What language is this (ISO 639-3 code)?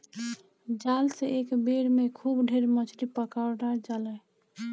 bho